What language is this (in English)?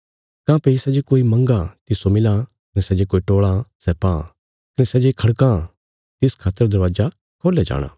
Bilaspuri